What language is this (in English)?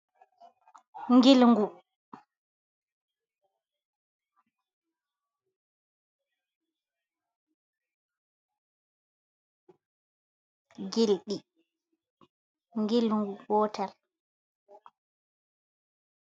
Fula